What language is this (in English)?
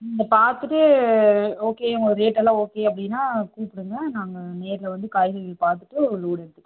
Tamil